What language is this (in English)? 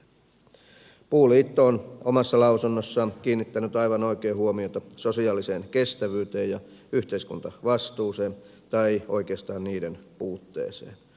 Finnish